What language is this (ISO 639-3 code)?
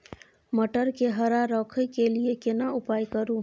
mai